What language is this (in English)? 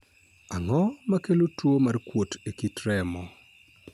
Luo (Kenya and Tanzania)